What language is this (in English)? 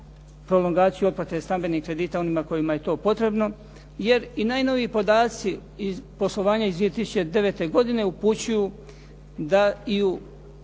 Croatian